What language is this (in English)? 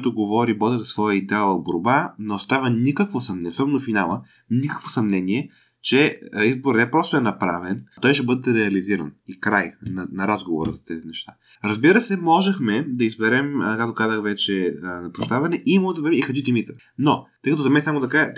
Bulgarian